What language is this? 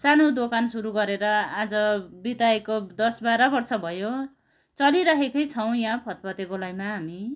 Nepali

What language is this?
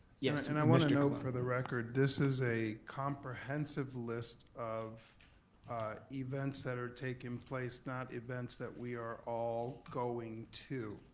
English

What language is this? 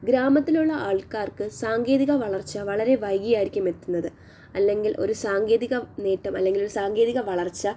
Malayalam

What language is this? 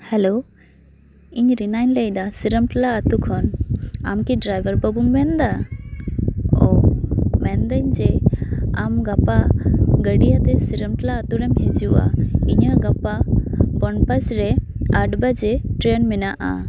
Santali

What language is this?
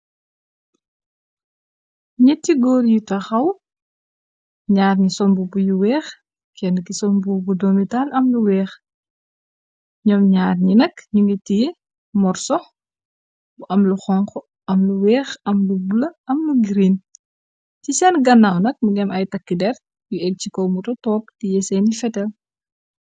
Wolof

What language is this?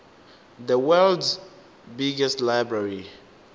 Tsonga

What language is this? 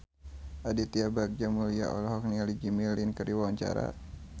Sundanese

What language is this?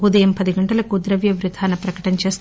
Telugu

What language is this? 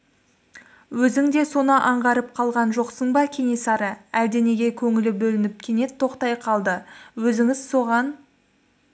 Kazakh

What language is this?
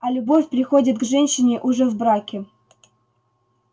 Russian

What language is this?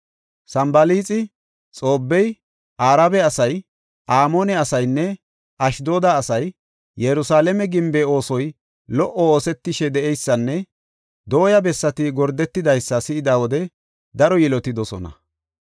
Gofa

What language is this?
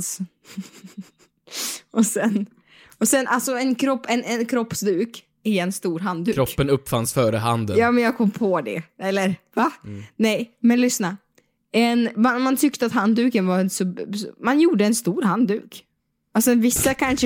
Swedish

